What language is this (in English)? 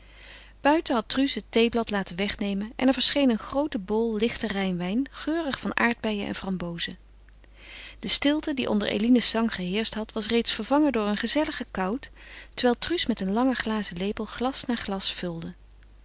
Dutch